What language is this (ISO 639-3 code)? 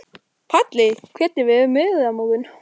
isl